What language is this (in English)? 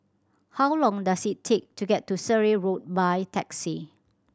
English